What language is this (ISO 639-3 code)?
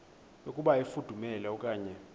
xho